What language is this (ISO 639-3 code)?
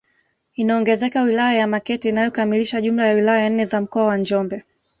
swa